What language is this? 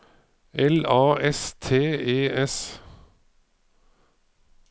Norwegian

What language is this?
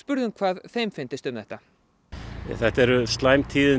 Icelandic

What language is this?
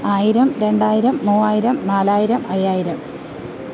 Malayalam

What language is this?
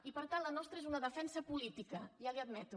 Catalan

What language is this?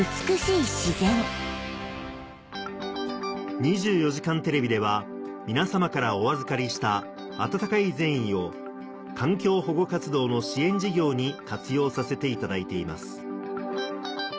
Japanese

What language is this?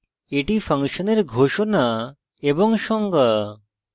Bangla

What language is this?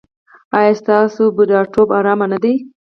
Pashto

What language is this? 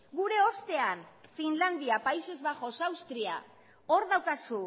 Basque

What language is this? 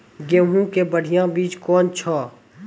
Maithili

